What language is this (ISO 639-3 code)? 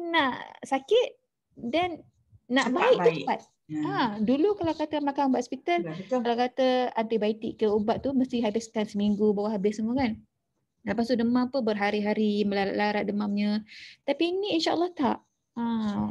msa